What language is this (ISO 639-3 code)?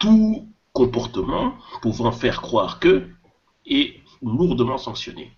fra